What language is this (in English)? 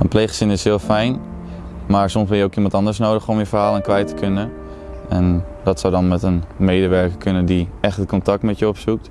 Dutch